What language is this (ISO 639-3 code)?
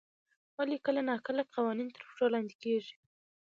pus